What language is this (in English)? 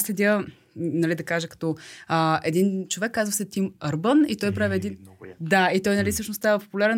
Bulgarian